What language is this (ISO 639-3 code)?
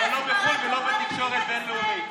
heb